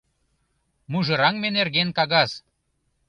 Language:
Mari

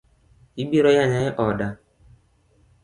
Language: Luo (Kenya and Tanzania)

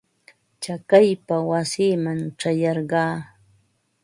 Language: Ambo-Pasco Quechua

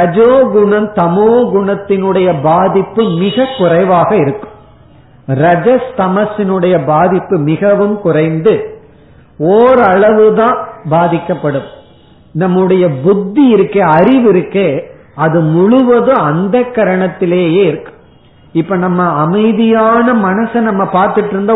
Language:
Tamil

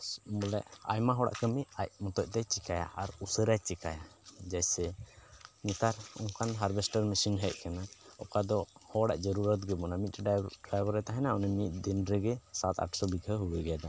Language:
Santali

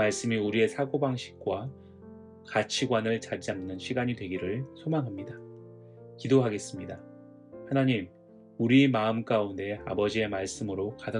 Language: Korean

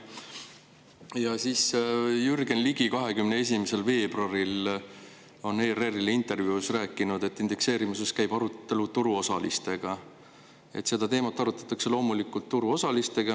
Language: Estonian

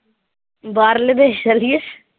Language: Punjabi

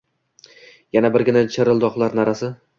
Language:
Uzbek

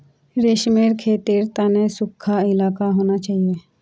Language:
Magahi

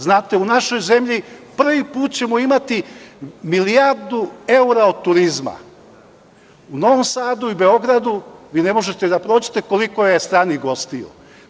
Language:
Serbian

